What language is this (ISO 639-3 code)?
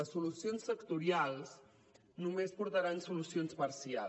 cat